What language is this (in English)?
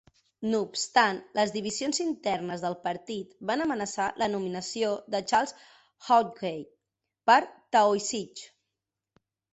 Catalan